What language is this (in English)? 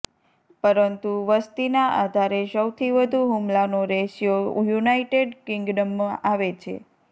Gujarati